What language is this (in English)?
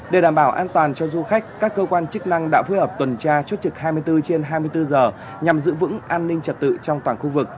Vietnamese